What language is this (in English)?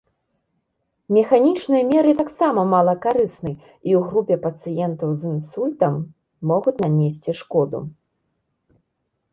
Belarusian